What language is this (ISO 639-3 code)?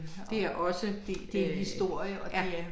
dan